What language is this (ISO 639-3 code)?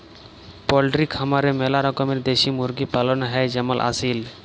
ben